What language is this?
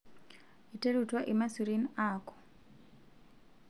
Masai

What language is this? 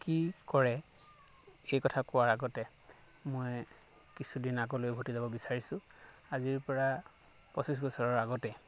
Assamese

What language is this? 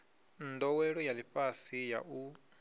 Venda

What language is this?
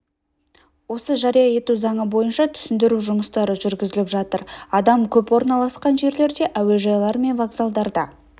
Kazakh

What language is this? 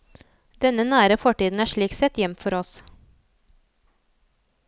Norwegian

